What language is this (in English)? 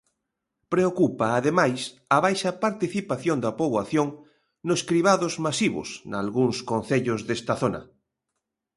Galician